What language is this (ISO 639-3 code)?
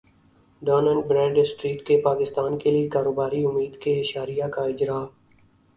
urd